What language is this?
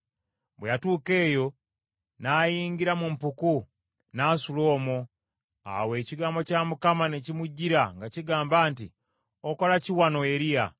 Ganda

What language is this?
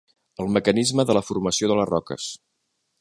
Catalan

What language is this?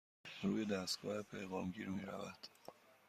Persian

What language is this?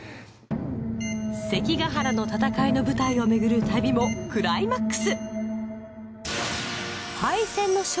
Japanese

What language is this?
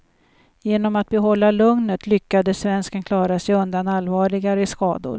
Swedish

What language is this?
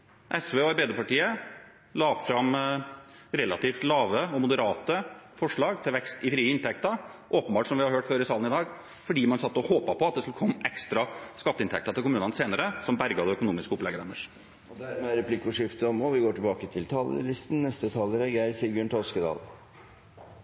Norwegian Bokmål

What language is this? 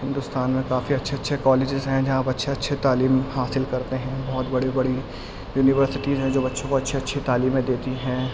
Urdu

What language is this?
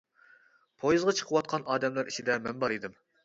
Uyghur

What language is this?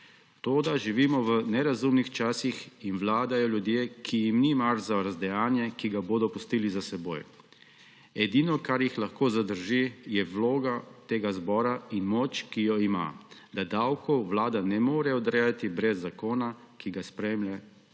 Slovenian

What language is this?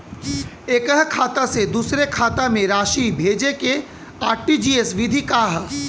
Bhojpuri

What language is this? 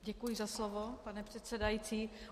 Czech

